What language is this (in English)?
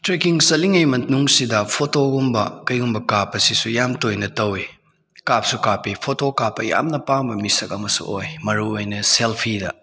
Manipuri